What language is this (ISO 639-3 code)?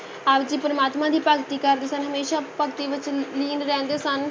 pan